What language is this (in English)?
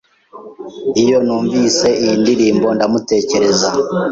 Kinyarwanda